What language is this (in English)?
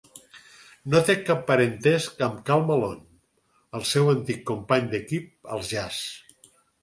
Catalan